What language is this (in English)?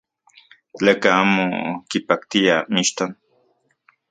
Central Puebla Nahuatl